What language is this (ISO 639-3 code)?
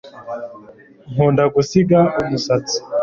kin